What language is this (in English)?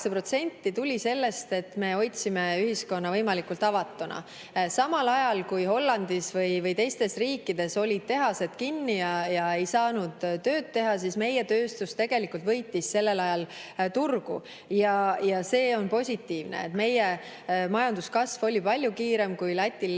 Estonian